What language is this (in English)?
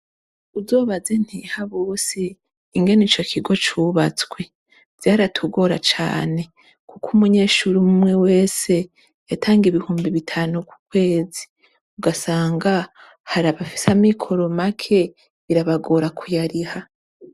Rundi